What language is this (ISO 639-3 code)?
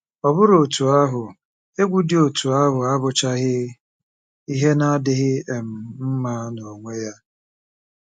ibo